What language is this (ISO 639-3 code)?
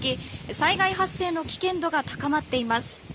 jpn